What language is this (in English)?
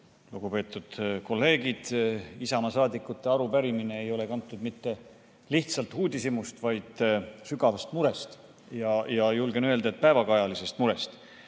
Estonian